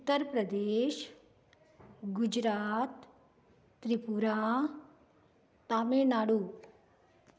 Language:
Konkani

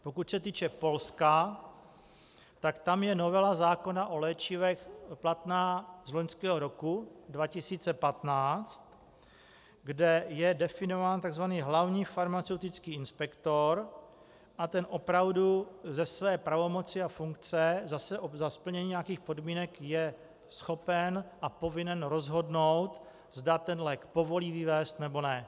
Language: Czech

